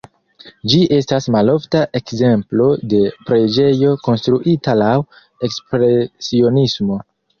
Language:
Esperanto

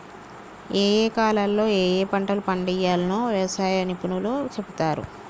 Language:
Telugu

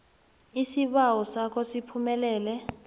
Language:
South Ndebele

